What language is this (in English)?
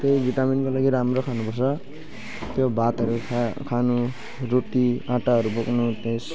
Nepali